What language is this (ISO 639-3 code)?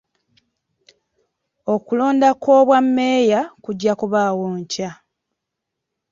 lug